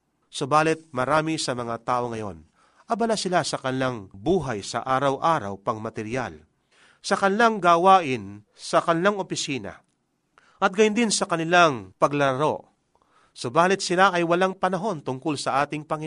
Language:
Filipino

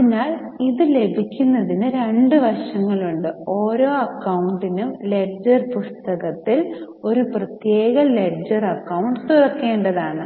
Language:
Malayalam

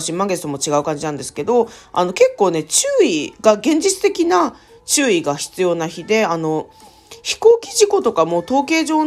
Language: Japanese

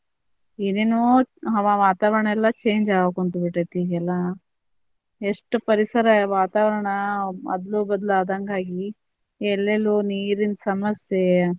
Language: Kannada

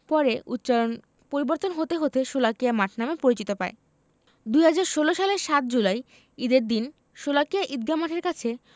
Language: Bangla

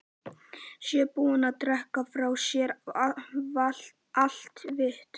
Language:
Icelandic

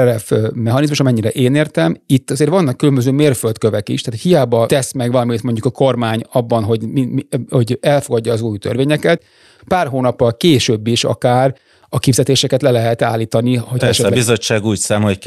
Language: Hungarian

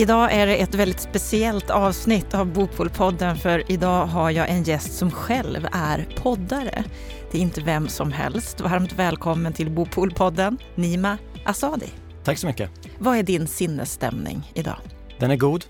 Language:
Swedish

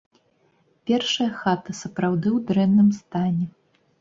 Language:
Belarusian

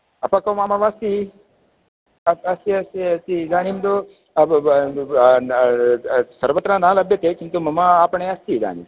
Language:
Sanskrit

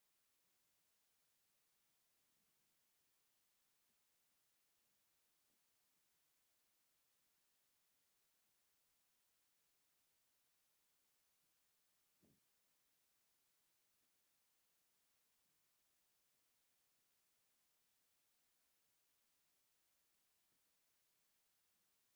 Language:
Tigrinya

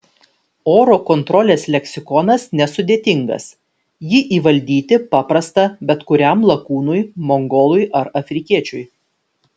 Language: Lithuanian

